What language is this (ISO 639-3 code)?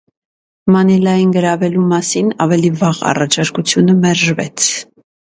hye